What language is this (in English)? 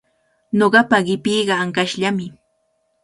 Cajatambo North Lima Quechua